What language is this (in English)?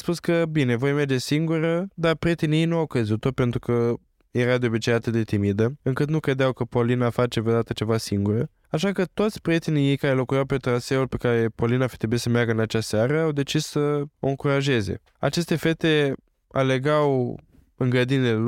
Romanian